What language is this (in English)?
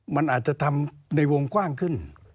Thai